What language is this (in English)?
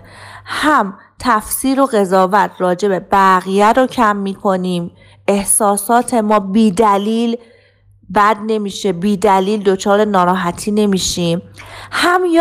Persian